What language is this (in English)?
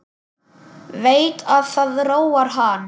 Icelandic